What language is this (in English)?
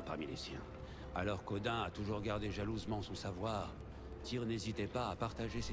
French